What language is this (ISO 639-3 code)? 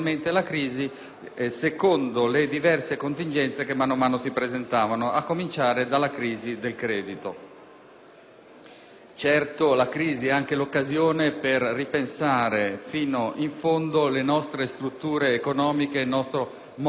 ita